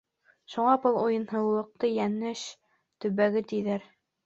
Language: Bashkir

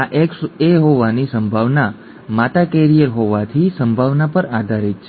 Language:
Gujarati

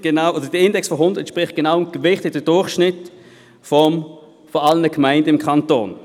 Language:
Swiss German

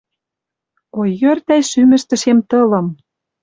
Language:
Western Mari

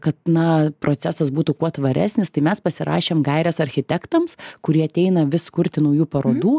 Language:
Lithuanian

